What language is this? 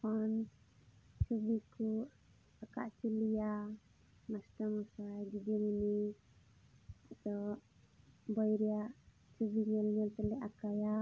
Santali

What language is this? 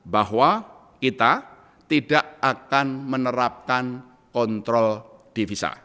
Indonesian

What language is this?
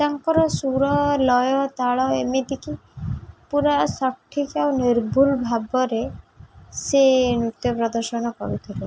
Odia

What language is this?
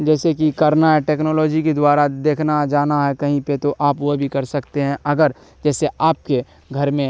Urdu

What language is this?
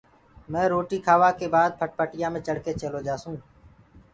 Gurgula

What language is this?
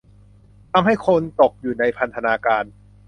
Thai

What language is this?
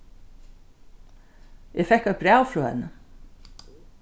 Faroese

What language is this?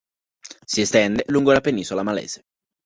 Italian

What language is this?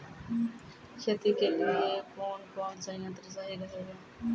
Maithili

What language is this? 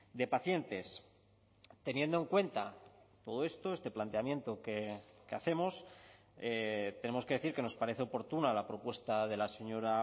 Spanish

